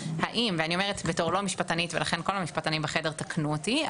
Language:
Hebrew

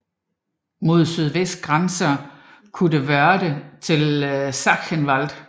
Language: Danish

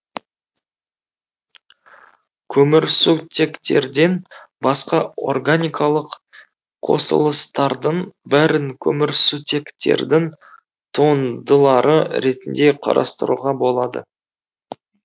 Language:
Kazakh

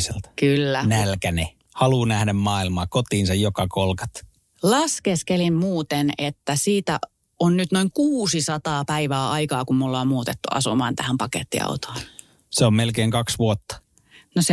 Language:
Finnish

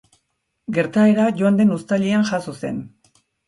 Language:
Basque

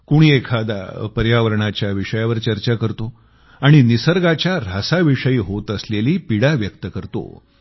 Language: Marathi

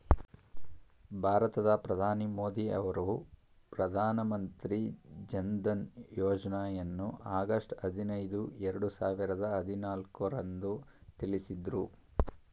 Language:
Kannada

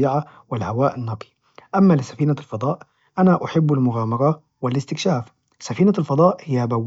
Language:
Najdi Arabic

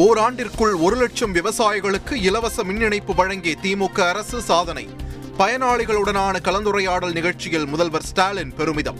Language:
Tamil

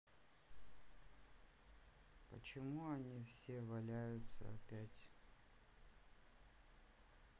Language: Russian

